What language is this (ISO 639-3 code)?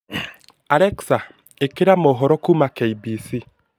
kik